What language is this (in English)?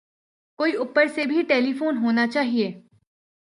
Urdu